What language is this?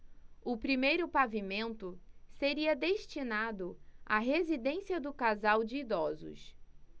Portuguese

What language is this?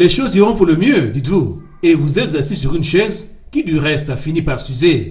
French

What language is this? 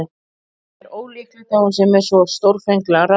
Icelandic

